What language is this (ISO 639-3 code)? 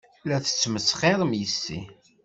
kab